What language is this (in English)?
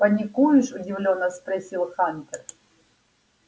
Russian